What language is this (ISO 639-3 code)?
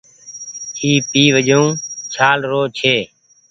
gig